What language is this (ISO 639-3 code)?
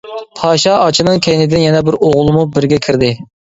uig